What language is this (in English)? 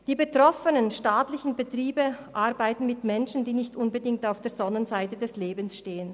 Swiss German